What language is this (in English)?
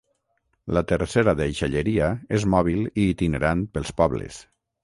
Catalan